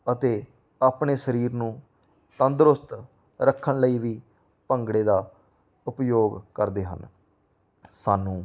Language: Punjabi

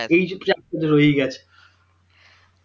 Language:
Bangla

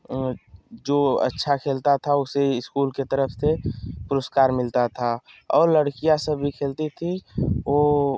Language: Hindi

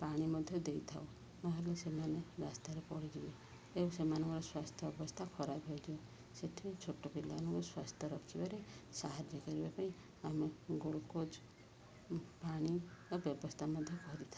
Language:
Odia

